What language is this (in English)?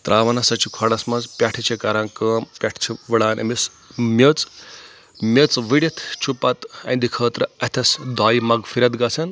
Kashmiri